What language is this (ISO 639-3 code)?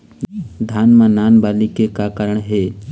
hne